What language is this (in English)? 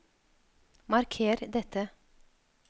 Norwegian